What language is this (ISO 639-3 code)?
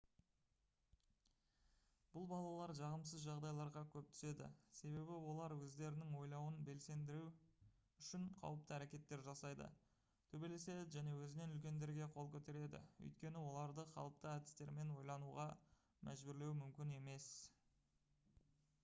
kaz